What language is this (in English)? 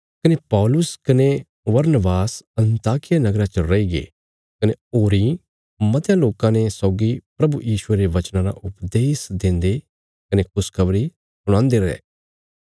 Bilaspuri